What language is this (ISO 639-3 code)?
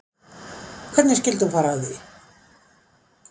isl